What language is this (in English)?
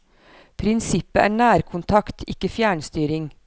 Norwegian